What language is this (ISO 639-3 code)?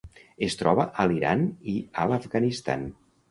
cat